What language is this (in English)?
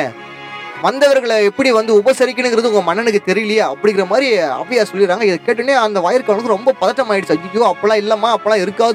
Tamil